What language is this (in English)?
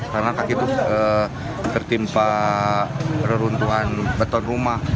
Indonesian